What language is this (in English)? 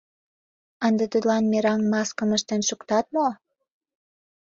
Mari